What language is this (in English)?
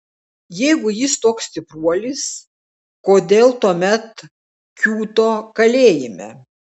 Lithuanian